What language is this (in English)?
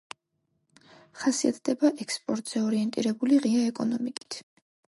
Georgian